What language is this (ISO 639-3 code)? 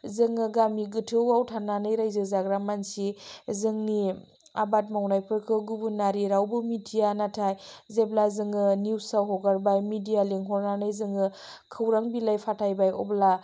brx